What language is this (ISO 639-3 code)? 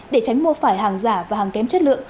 vie